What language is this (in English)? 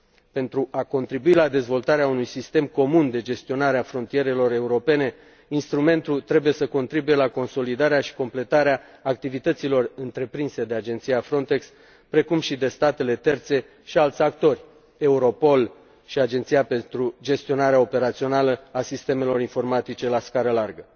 Romanian